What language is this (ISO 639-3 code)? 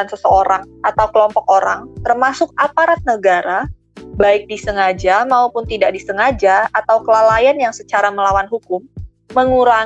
ind